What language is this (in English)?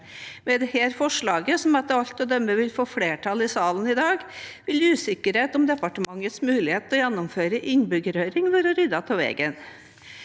Norwegian